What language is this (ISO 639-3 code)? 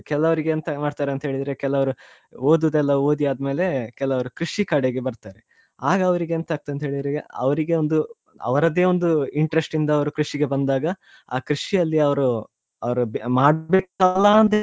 kan